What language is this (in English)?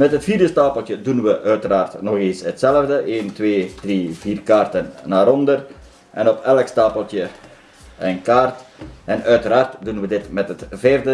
Dutch